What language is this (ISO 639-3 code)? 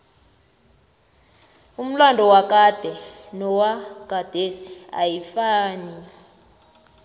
nbl